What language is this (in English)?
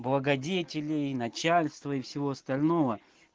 Russian